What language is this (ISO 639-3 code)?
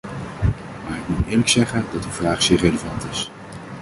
nld